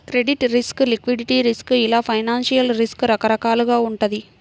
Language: Telugu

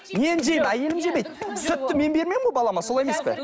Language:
Kazakh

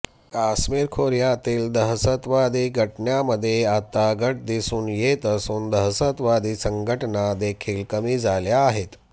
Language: Marathi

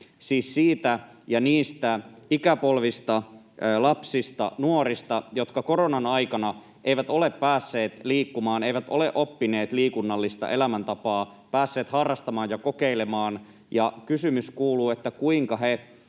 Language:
Finnish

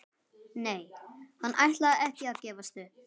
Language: Icelandic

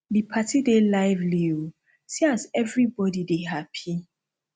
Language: Nigerian Pidgin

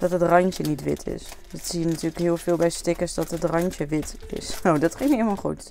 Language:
Dutch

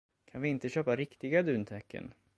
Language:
Swedish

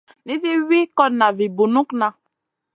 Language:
Masana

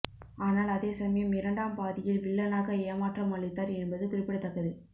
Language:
Tamil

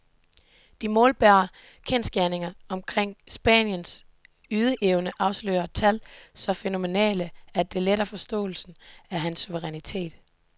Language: Danish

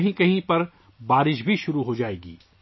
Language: Urdu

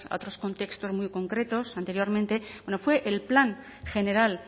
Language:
Spanish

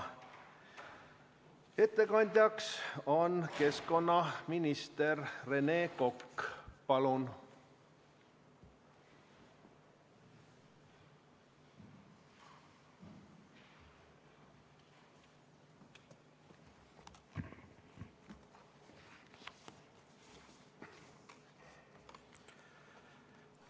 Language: Estonian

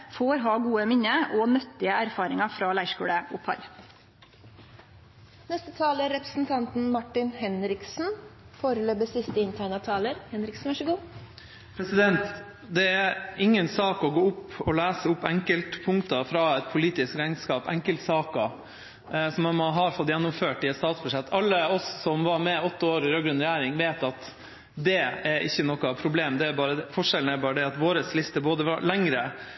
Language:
Norwegian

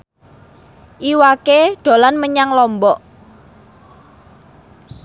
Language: Javanese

